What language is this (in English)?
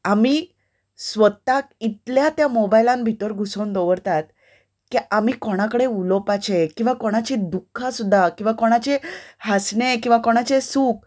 Konkani